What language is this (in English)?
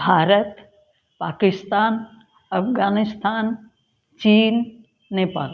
Hindi